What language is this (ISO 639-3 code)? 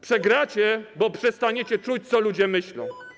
pol